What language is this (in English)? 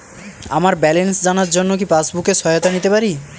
Bangla